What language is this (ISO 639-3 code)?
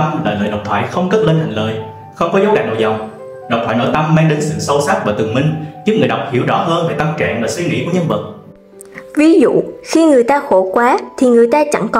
vie